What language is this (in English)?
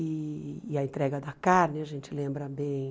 Portuguese